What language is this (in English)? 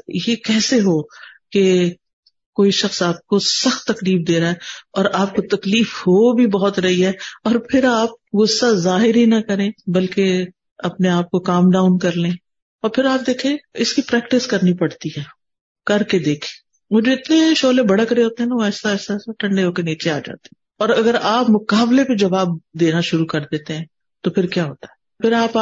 Urdu